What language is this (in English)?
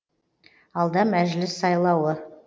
Kazakh